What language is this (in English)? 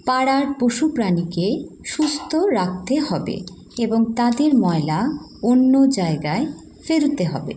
Bangla